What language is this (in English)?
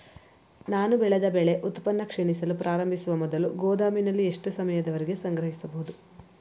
Kannada